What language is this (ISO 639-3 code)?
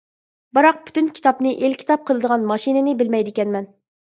uig